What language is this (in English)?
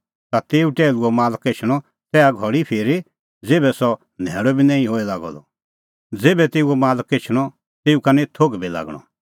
Kullu Pahari